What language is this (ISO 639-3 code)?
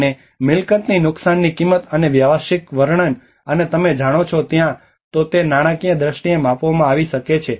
guj